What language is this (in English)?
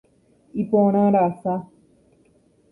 Guarani